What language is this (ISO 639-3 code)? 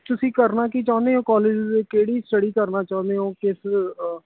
pan